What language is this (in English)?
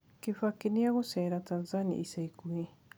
Kikuyu